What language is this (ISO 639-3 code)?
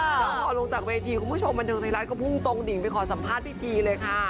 tha